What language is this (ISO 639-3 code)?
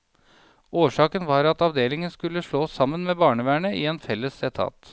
nor